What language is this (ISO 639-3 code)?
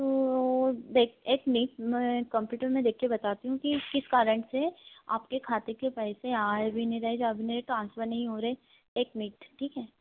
hin